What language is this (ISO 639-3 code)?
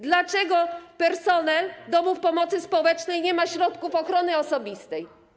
pol